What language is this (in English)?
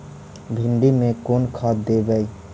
Magahi